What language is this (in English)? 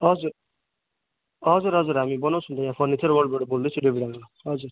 Nepali